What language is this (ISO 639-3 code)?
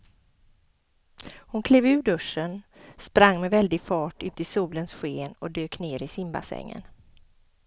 swe